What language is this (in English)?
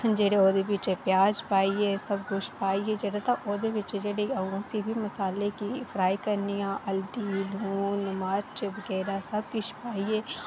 Dogri